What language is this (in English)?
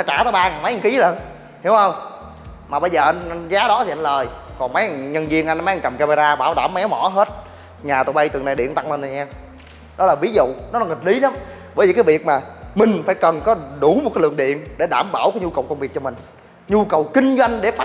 Vietnamese